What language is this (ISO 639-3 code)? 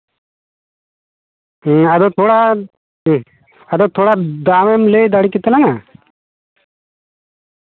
sat